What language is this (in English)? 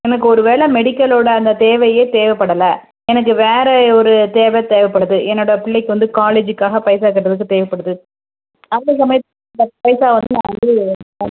Tamil